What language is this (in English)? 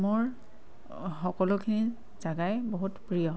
Assamese